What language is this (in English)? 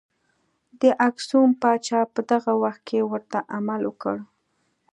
Pashto